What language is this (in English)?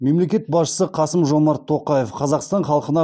Kazakh